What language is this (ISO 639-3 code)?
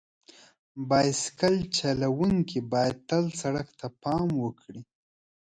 pus